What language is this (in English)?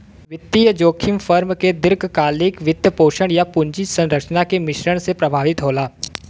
Bhojpuri